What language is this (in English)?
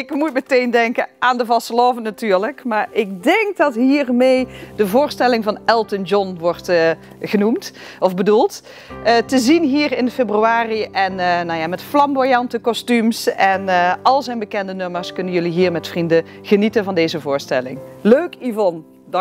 Dutch